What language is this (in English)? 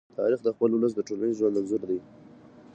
Pashto